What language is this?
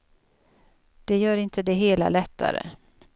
Swedish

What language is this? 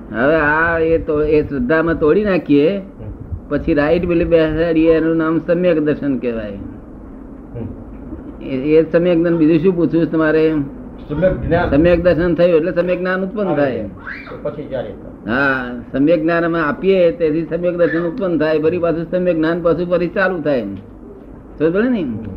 Gujarati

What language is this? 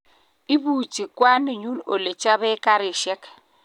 Kalenjin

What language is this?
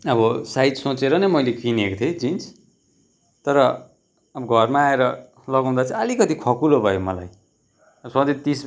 Nepali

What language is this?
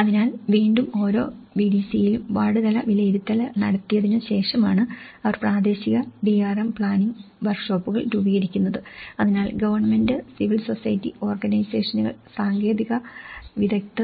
Malayalam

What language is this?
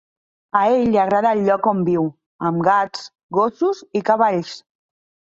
Catalan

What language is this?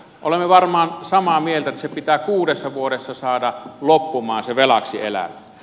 Finnish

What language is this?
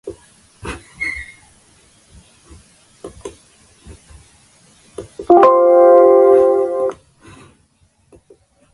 Slovenian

